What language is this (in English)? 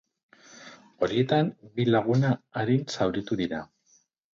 Basque